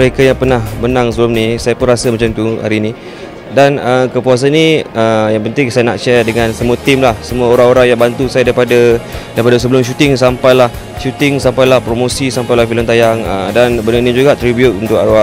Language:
Malay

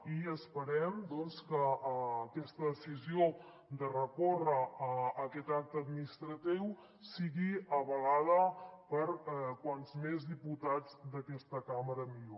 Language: Catalan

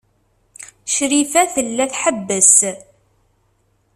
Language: Kabyle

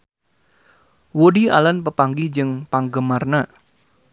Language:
Sundanese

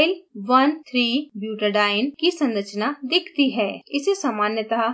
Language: Hindi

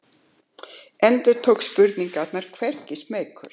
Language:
Icelandic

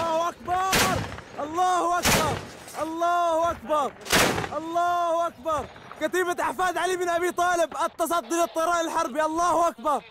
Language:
Arabic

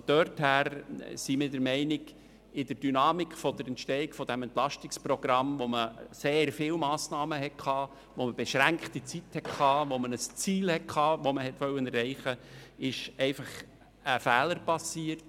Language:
Swiss German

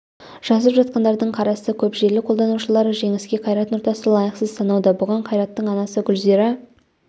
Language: Kazakh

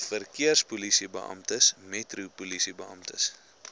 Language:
Afrikaans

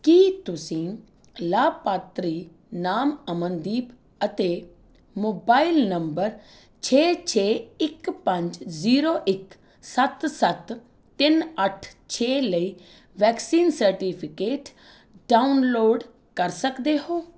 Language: Punjabi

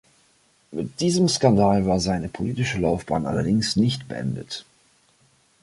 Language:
German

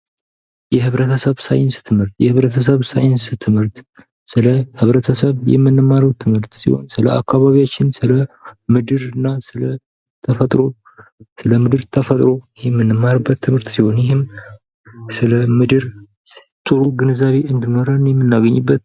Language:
Amharic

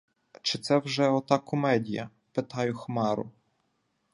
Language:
Ukrainian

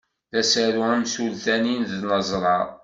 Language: Kabyle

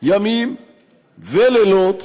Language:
Hebrew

